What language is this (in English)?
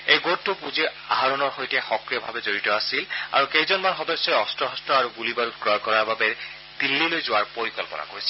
Assamese